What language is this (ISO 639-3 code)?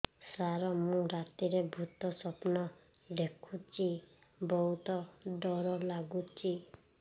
ori